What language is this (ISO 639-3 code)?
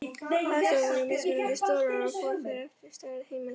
isl